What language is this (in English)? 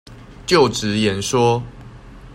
Chinese